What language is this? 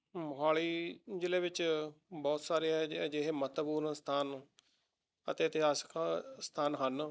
Punjabi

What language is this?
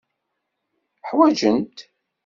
Kabyle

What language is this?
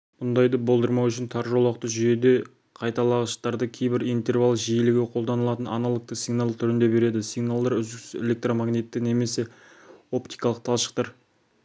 Kazakh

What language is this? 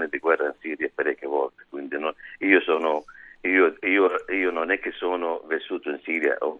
Italian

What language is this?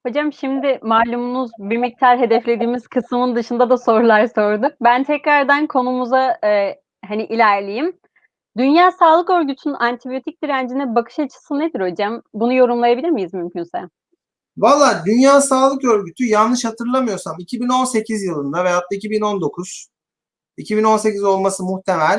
Turkish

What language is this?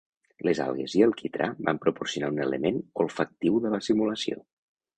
Catalan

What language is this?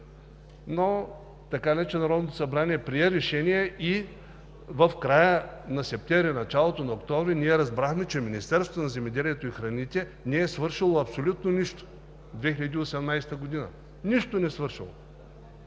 Bulgarian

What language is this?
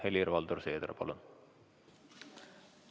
Estonian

